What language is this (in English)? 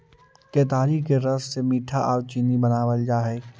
Magahi